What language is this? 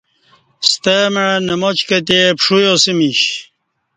Kati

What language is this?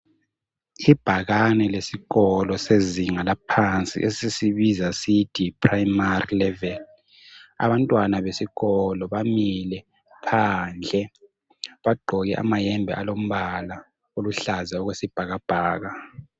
North Ndebele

